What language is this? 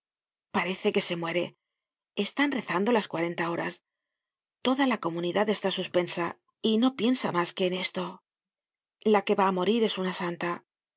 Spanish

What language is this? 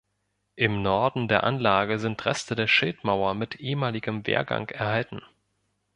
German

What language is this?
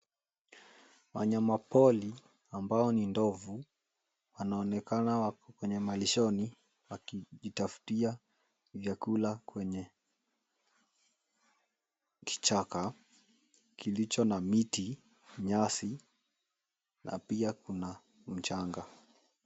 Swahili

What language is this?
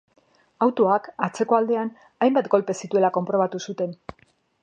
Basque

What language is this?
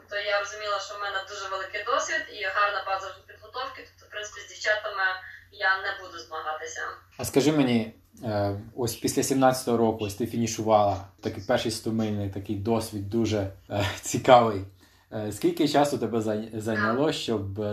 Ukrainian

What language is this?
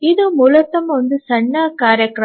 Kannada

